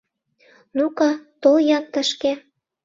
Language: Mari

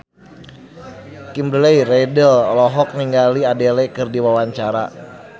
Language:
Sundanese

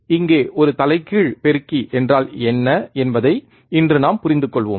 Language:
Tamil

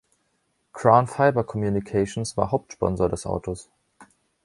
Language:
German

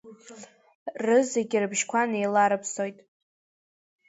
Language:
Abkhazian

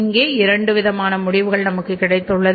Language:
Tamil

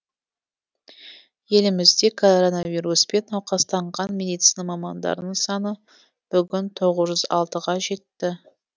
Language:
Kazakh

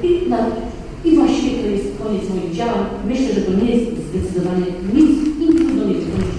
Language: Polish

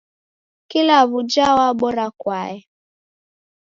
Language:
Taita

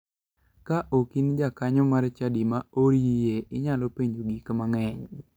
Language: Luo (Kenya and Tanzania)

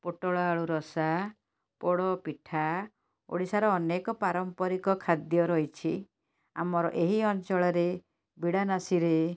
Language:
Odia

